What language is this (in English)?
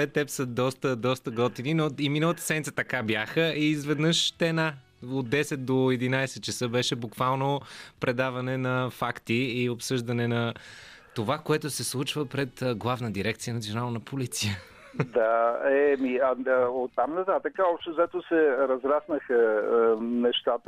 Bulgarian